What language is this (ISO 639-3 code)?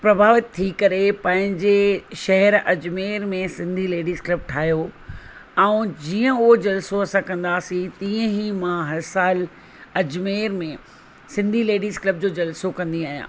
snd